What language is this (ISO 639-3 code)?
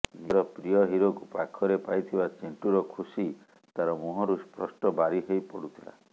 ori